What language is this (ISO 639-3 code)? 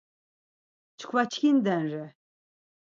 lzz